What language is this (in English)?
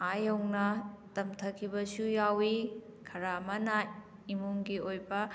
Manipuri